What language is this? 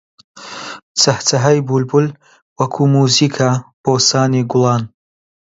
Central Kurdish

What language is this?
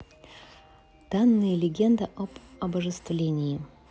Russian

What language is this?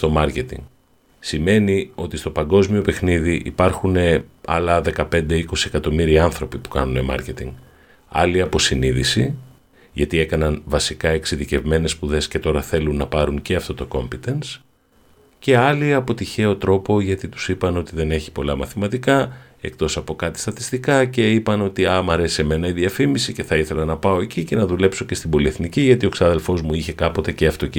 Greek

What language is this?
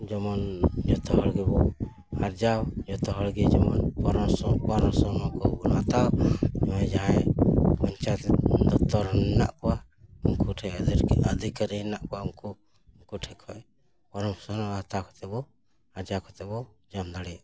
Santali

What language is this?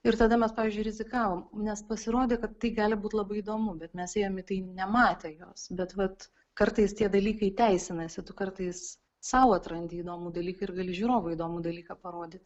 Lithuanian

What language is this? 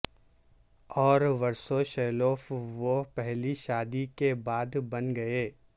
Urdu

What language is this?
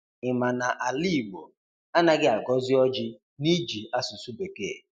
Igbo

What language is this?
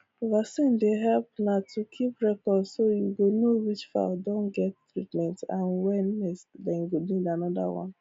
Nigerian Pidgin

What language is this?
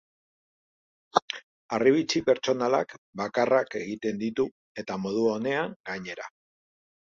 Basque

